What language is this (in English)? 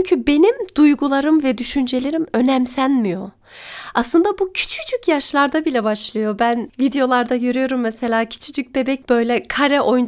Turkish